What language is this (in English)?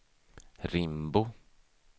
Swedish